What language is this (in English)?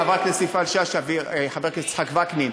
Hebrew